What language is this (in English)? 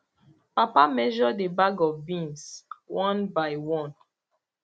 Nigerian Pidgin